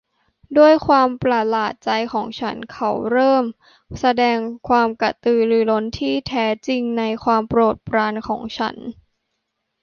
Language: Thai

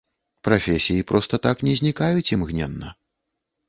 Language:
Belarusian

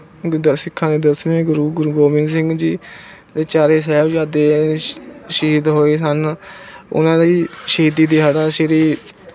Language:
Punjabi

